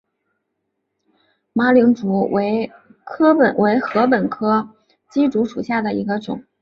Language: Chinese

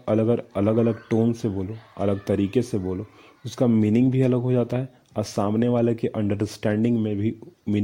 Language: Hindi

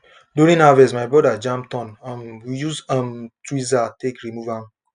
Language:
Nigerian Pidgin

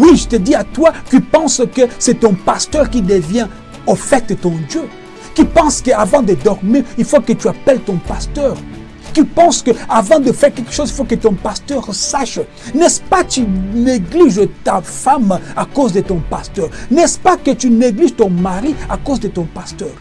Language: French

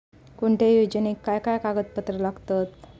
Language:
Marathi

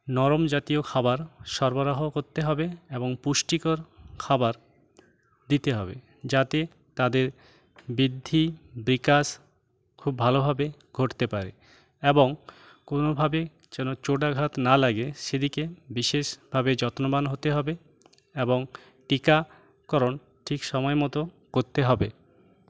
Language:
Bangla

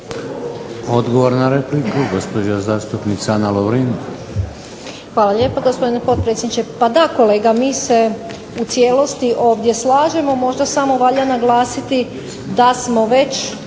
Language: Croatian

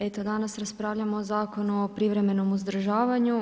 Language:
Croatian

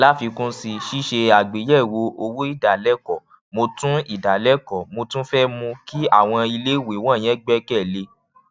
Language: Yoruba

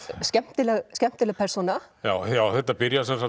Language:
Icelandic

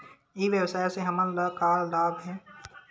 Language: Chhattisgarhi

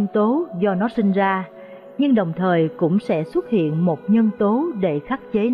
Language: Vietnamese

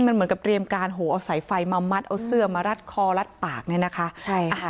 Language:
Thai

